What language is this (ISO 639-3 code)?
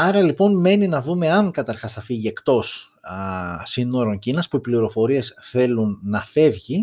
ell